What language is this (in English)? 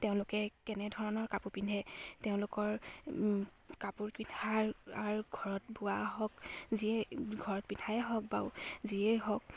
Assamese